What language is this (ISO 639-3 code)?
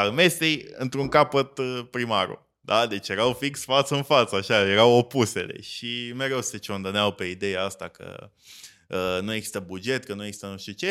ron